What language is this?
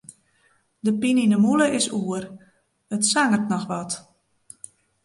Western Frisian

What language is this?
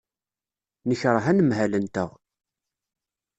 Kabyle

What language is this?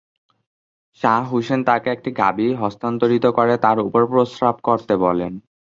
Bangla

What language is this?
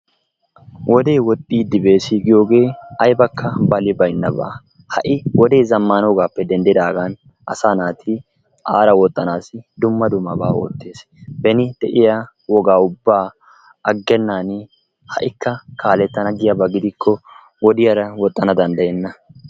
Wolaytta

